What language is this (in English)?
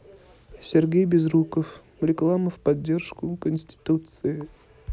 Russian